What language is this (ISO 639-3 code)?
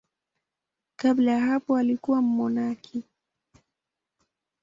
swa